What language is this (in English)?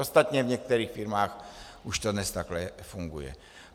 Czech